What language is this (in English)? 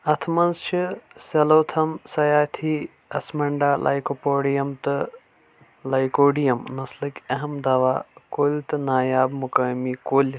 Kashmiri